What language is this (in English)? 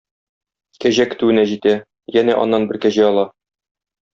Tatar